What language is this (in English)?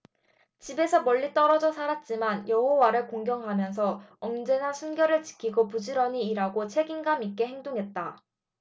Korean